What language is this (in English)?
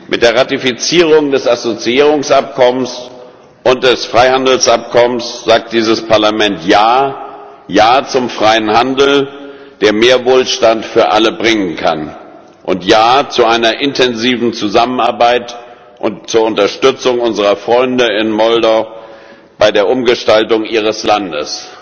German